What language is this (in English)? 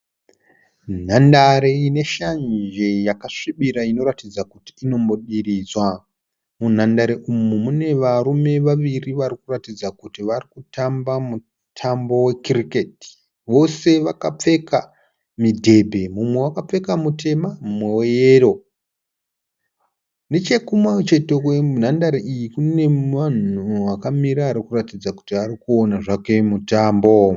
Shona